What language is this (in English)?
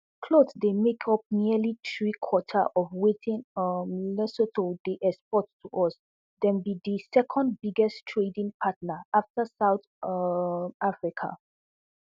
Nigerian Pidgin